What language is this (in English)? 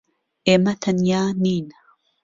Central Kurdish